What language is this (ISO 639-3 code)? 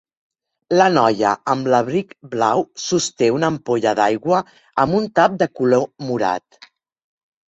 cat